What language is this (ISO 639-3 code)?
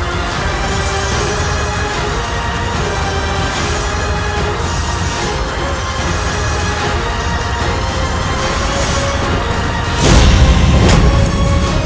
ind